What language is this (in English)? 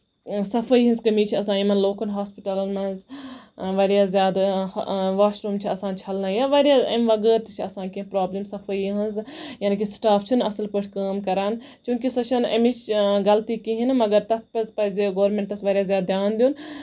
Kashmiri